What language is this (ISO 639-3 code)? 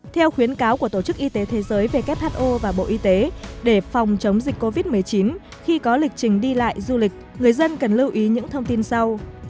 vie